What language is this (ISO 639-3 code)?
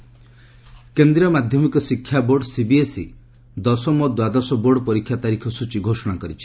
ori